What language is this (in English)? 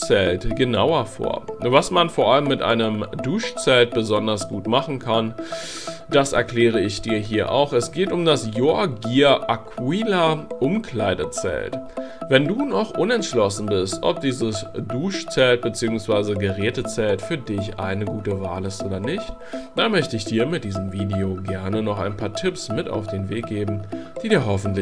German